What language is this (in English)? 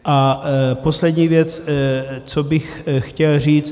Czech